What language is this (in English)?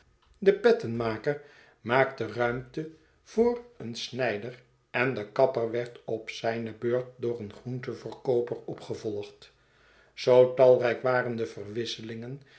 Dutch